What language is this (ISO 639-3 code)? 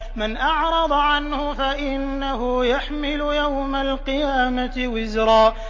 ara